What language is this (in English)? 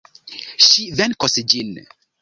Esperanto